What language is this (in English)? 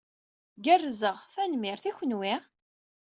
Kabyle